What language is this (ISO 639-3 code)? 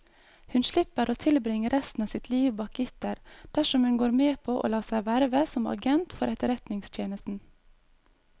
nor